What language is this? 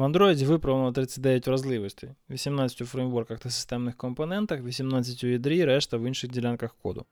Ukrainian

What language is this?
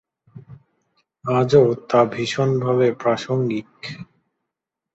Bangla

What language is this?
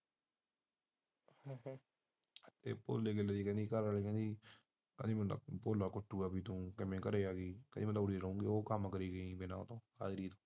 Punjabi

